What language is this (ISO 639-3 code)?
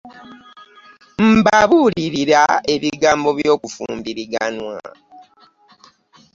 lug